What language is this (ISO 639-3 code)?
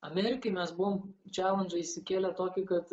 lit